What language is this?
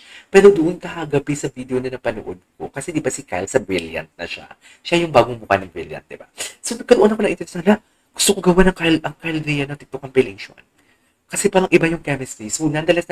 Filipino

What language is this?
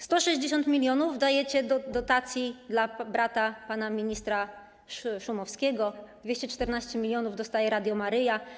Polish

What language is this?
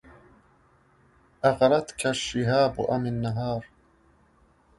Arabic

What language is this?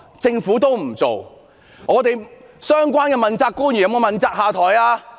Cantonese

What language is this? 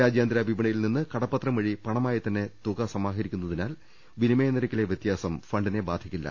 Malayalam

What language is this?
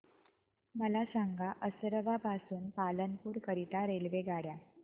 Marathi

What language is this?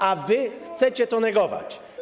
Polish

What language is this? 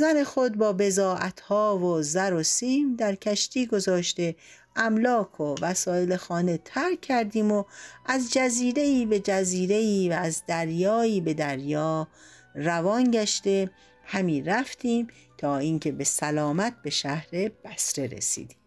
Persian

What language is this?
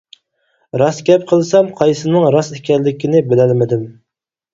Uyghur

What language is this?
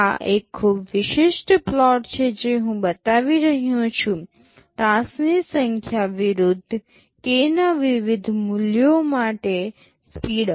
Gujarati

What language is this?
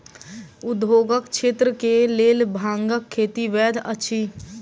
Maithili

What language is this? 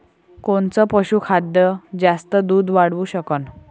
Marathi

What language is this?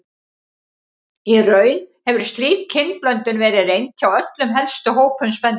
Icelandic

